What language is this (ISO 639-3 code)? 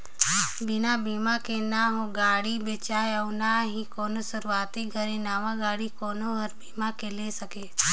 hne